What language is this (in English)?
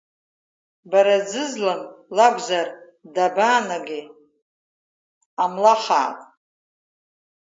Abkhazian